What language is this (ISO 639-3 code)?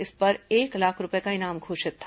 hin